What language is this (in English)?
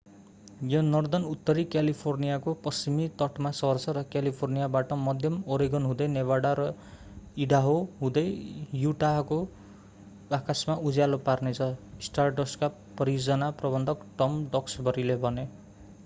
Nepali